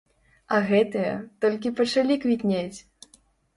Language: Belarusian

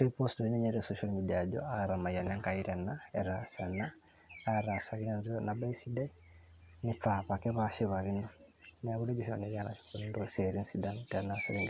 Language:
Masai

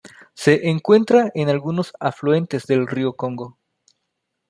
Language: Spanish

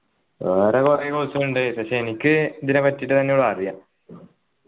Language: Malayalam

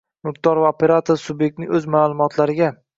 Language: Uzbek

